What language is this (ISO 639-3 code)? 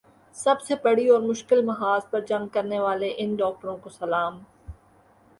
urd